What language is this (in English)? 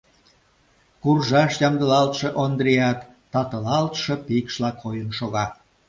Mari